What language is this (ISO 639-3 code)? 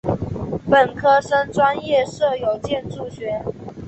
zho